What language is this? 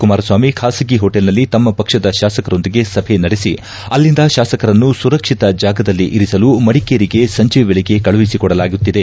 Kannada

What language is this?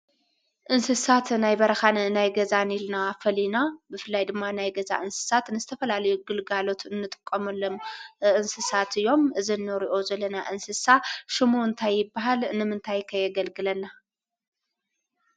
Tigrinya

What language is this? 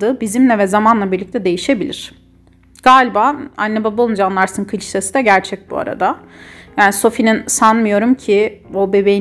Turkish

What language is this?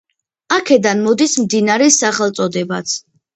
Georgian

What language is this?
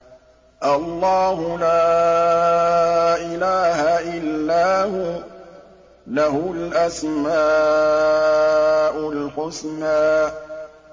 Arabic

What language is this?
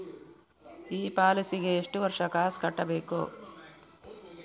Kannada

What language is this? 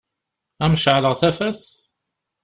Kabyle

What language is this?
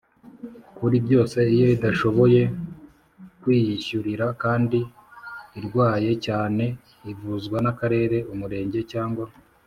Kinyarwanda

